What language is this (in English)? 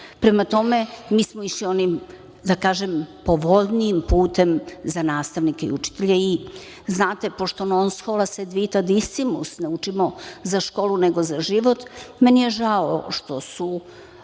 Serbian